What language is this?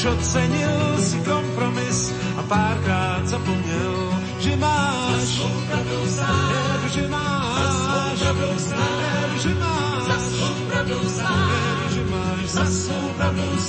Slovak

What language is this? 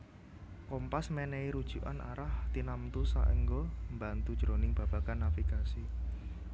Javanese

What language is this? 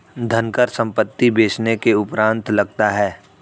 Hindi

